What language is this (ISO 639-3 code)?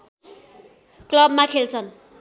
nep